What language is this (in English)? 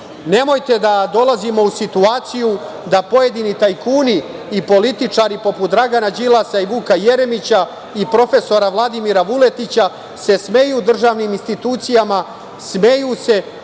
Serbian